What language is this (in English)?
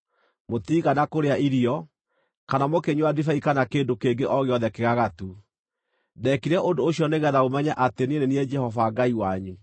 Kikuyu